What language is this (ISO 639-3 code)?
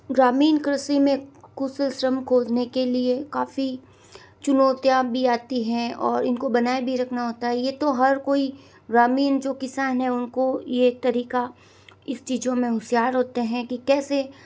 hin